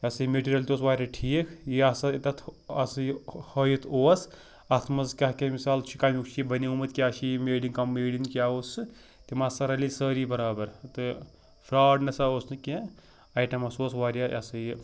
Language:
Kashmiri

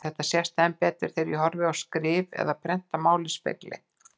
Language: Icelandic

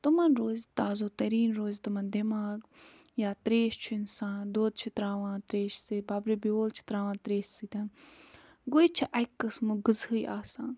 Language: Kashmiri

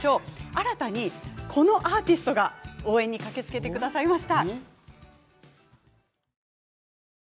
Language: Japanese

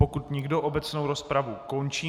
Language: Czech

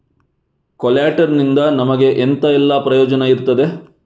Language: Kannada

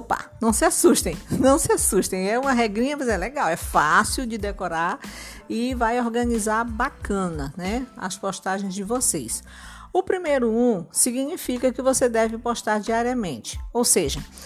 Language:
Portuguese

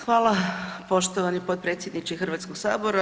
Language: Croatian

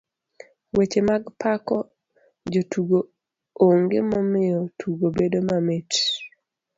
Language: Luo (Kenya and Tanzania)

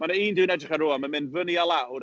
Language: Welsh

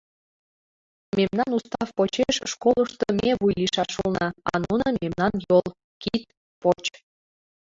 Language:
Mari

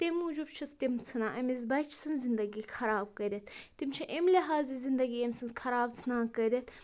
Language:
Kashmiri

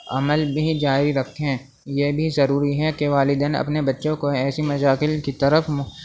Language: Urdu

